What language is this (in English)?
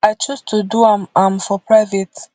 Nigerian Pidgin